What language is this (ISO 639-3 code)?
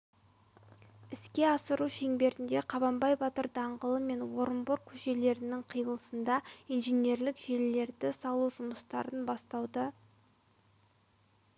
kaz